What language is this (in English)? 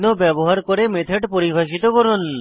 Bangla